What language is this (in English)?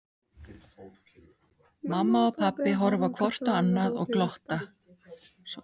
Icelandic